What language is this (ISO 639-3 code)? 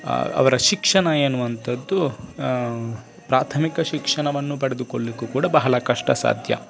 kan